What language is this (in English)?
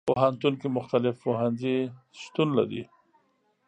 Pashto